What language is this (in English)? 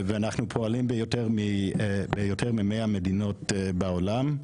Hebrew